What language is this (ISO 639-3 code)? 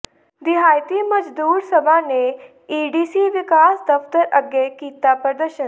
pan